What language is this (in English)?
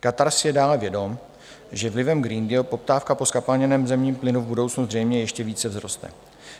Czech